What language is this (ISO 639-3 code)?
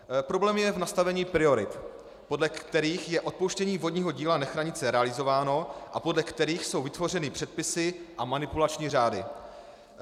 ces